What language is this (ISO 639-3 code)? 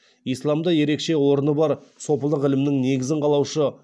kaz